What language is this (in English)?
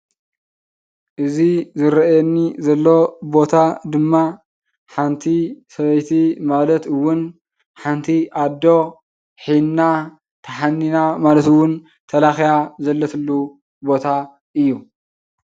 Tigrinya